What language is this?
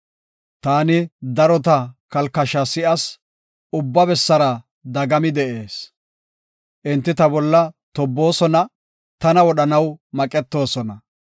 Gofa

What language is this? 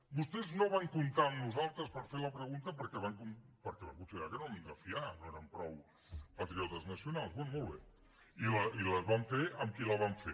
Catalan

